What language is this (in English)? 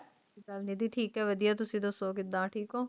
Punjabi